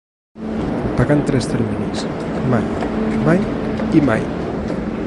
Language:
Catalan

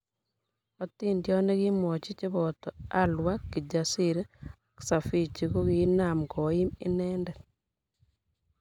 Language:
Kalenjin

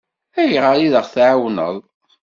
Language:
Kabyle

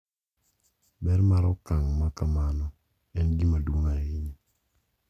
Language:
Luo (Kenya and Tanzania)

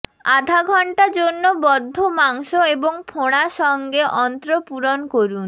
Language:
Bangla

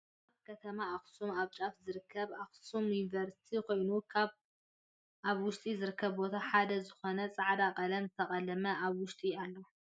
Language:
Tigrinya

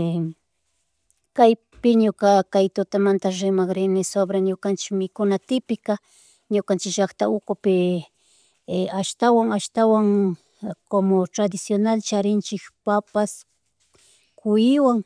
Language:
Chimborazo Highland Quichua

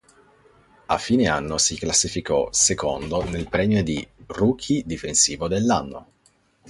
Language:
Italian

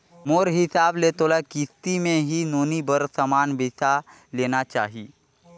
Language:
Chhattisgarhi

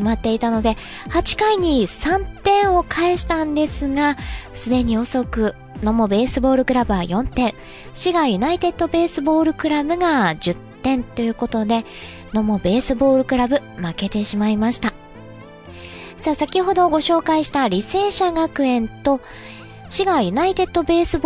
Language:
Japanese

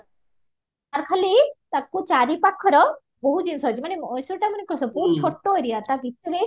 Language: Odia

